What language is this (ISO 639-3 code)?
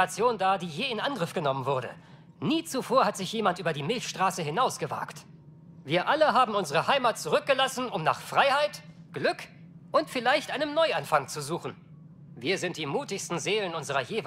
deu